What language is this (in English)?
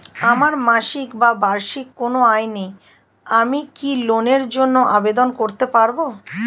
Bangla